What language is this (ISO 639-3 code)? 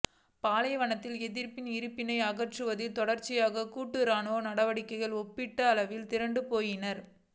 tam